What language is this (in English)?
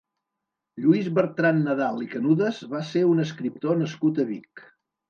Catalan